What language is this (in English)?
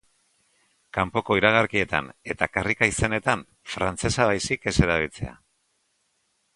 Basque